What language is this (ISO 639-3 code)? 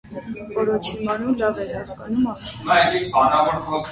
hye